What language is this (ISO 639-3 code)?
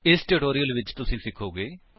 pan